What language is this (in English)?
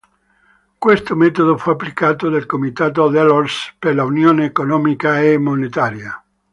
Italian